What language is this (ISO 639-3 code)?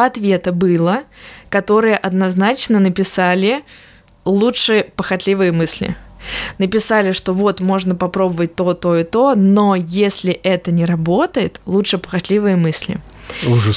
rus